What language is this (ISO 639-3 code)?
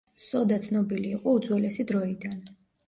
kat